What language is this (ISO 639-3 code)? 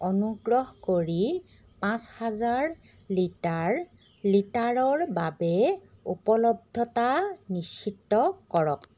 asm